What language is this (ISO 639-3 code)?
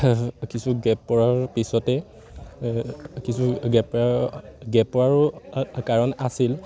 asm